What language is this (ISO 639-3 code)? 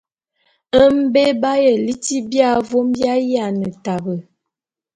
bum